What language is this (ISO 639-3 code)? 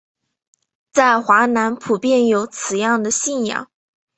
zho